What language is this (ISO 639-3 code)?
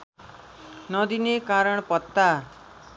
nep